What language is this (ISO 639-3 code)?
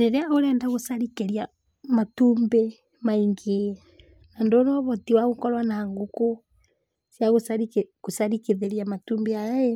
kik